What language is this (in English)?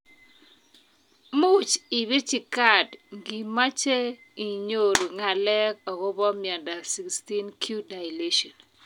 Kalenjin